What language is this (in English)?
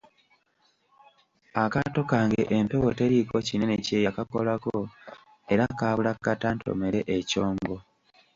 Ganda